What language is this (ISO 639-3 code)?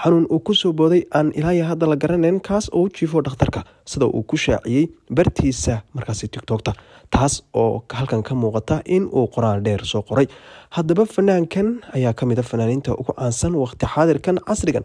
ara